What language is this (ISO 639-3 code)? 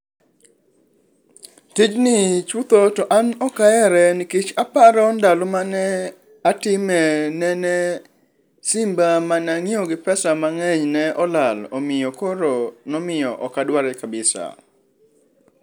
luo